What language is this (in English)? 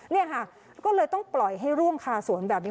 Thai